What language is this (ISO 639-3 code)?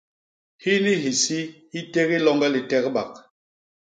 bas